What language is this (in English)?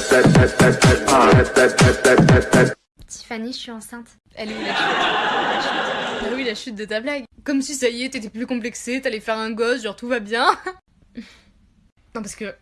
French